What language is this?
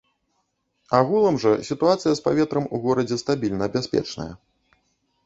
Belarusian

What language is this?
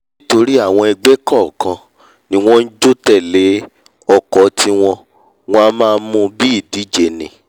Yoruba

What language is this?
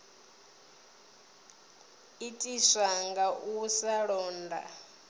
Venda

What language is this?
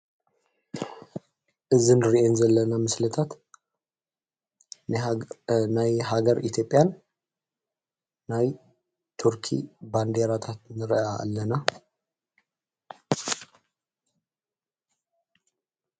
Tigrinya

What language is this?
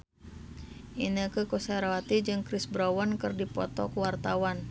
Sundanese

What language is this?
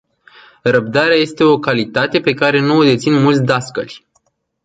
Romanian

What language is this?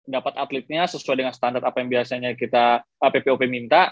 Indonesian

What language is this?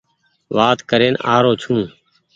Goaria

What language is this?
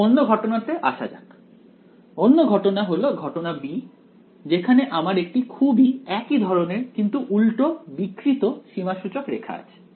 Bangla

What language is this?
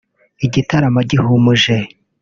Kinyarwanda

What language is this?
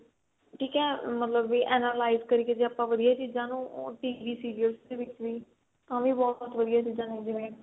Punjabi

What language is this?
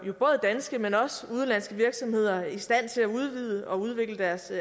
Danish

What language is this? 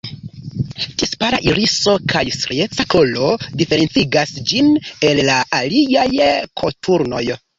Esperanto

